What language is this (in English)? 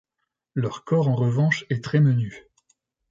French